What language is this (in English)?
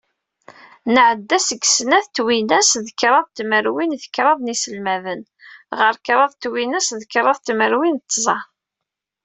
Kabyle